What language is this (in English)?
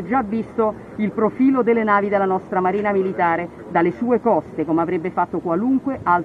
Italian